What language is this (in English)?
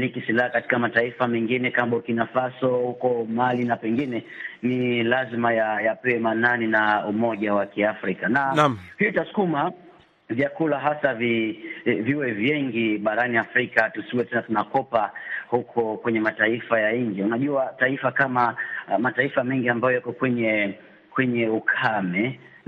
Swahili